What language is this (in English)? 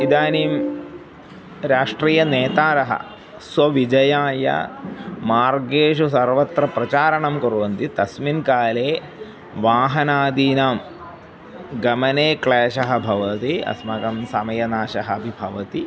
Sanskrit